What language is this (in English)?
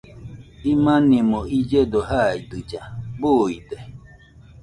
Nüpode Huitoto